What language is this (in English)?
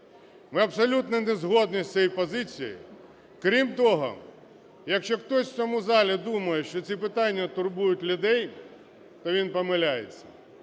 Ukrainian